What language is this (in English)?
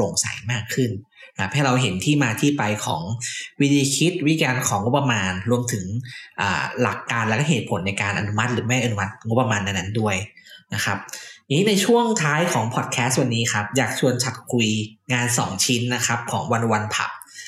Thai